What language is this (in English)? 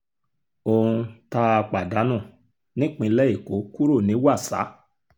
Yoruba